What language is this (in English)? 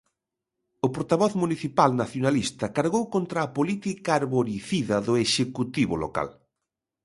Galician